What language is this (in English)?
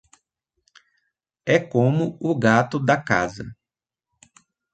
Portuguese